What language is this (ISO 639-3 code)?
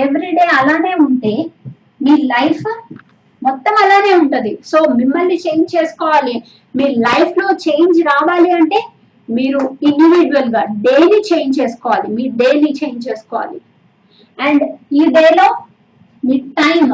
tel